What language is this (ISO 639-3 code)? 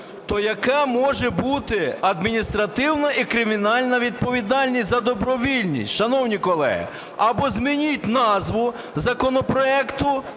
ukr